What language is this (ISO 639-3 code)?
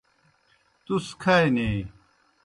plk